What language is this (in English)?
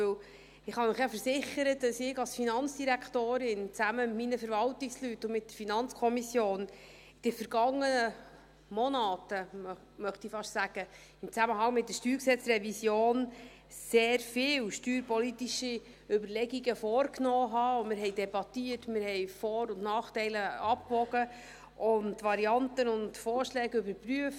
Swiss German